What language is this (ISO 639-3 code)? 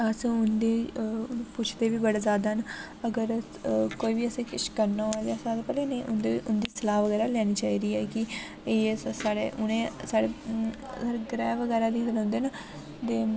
doi